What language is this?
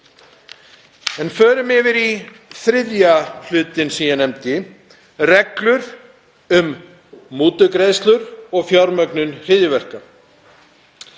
Icelandic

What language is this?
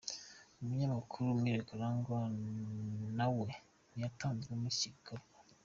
Kinyarwanda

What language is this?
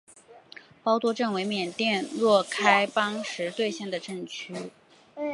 Chinese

